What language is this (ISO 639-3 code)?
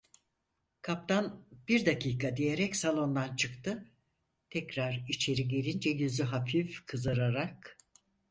tur